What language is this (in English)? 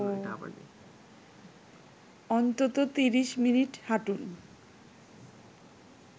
Bangla